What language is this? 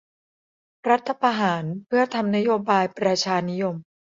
Thai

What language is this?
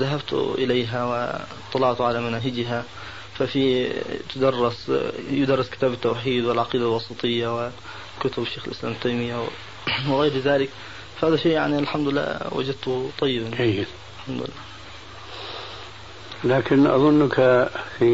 Arabic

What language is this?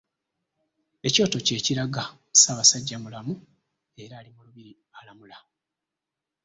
Ganda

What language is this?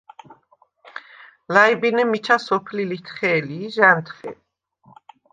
Svan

